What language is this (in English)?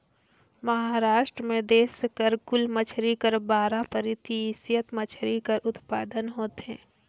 Chhattisgarhi